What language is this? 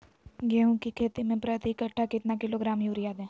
Magahi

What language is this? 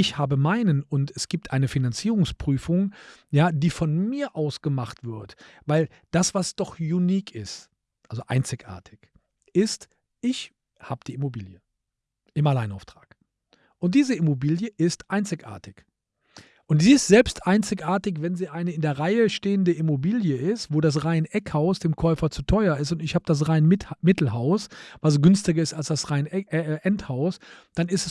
German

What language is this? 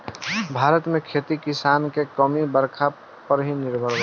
Bhojpuri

